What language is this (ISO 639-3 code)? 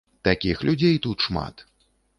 bel